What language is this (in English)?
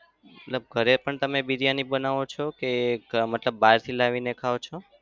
Gujarati